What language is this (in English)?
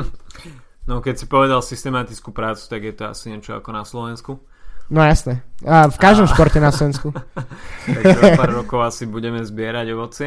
Slovak